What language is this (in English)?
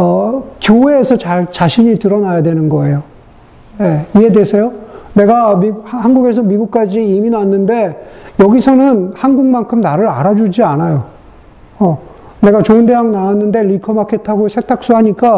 Korean